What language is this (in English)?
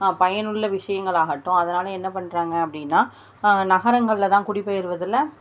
Tamil